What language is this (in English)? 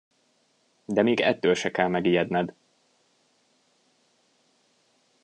Hungarian